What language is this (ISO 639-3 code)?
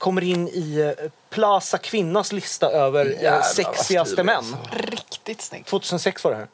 swe